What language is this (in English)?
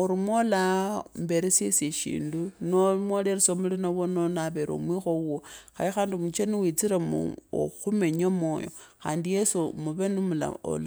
Kabras